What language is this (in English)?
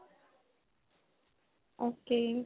Punjabi